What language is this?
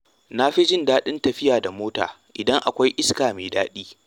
Hausa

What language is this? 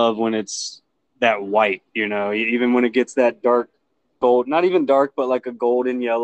English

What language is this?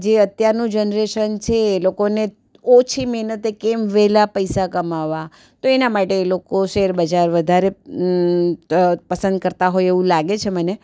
Gujarati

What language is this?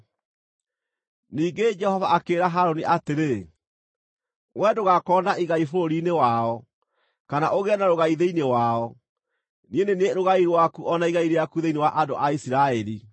Kikuyu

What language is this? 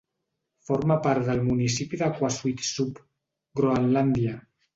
Catalan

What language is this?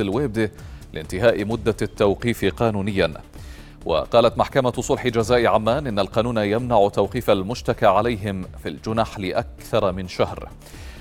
Arabic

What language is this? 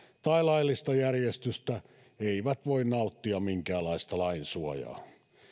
Finnish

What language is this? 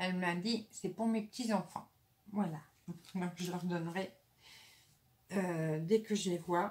French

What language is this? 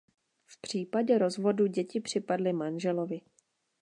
Czech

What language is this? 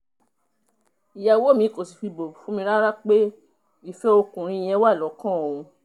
Yoruba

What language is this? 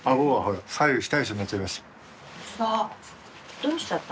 Japanese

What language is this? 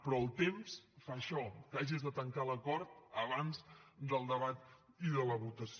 Catalan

